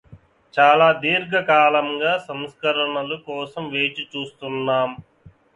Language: Telugu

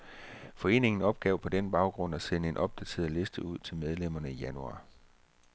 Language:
Danish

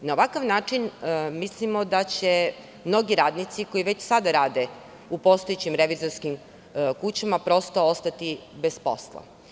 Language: Serbian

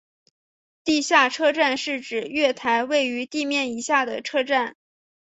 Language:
Chinese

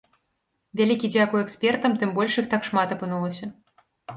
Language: Belarusian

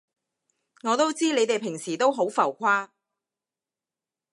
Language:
Cantonese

